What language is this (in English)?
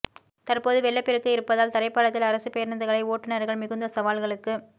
Tamil